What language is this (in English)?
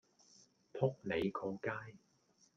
Cantonese